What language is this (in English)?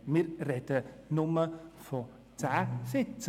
Swiss German